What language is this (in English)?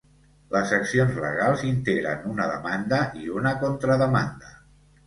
Catalan